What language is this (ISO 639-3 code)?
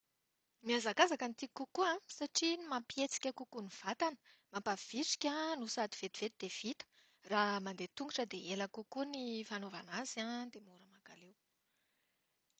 mlg